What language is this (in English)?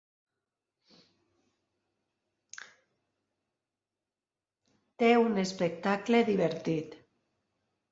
Catalan